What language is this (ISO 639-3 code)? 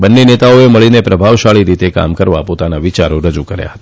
guj